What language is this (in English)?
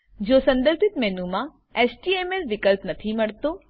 Gujarati